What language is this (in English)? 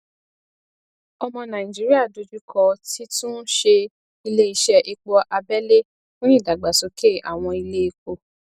Yoruba